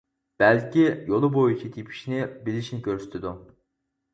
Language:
Uyghur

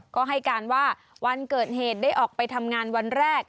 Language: Thai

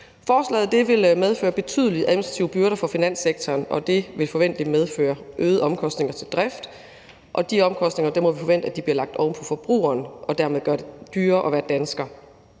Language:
Danish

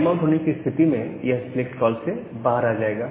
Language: Hindi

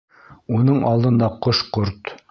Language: Bashkir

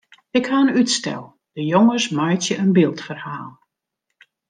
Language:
Western Frisian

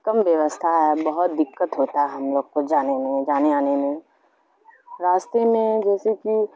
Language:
Urdu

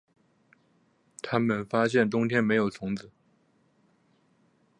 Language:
Chinese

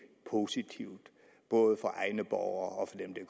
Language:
Danish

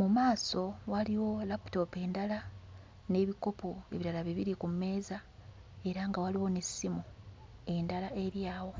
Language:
Ganda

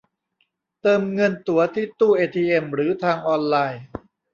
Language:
Thai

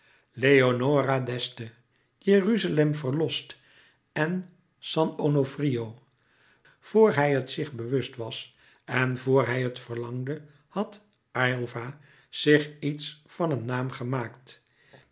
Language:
Dutch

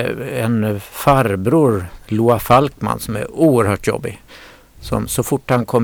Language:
Swedish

